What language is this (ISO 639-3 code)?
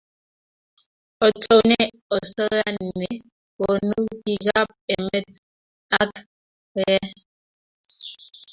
kln